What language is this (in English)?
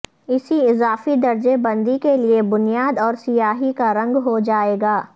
Urdu